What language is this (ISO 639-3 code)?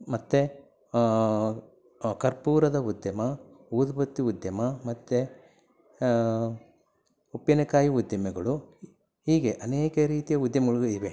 kan